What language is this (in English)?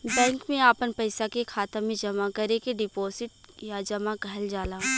Bhojpuri